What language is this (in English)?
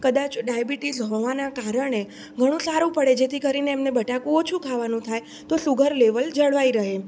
Gujarati